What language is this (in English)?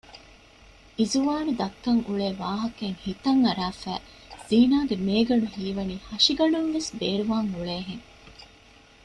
Divehi